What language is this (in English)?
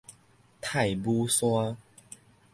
Min Nan Chinese